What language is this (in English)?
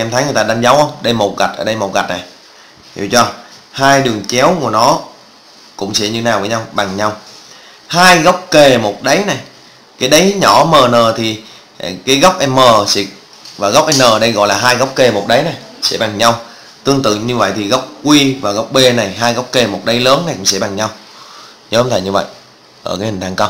Vietnamese